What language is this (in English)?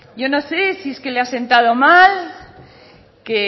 Spanish